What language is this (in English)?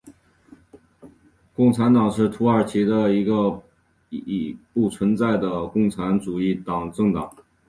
Chinese